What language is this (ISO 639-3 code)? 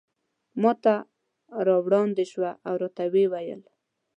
pus